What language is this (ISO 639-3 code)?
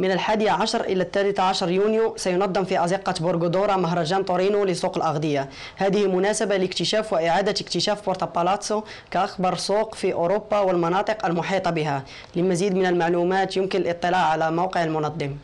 ara